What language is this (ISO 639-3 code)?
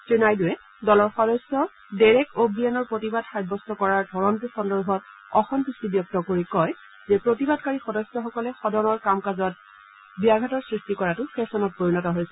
asm